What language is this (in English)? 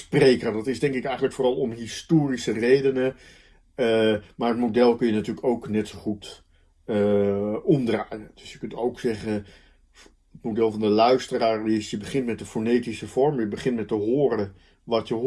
Dutch